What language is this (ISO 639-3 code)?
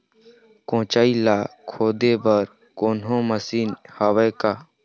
hne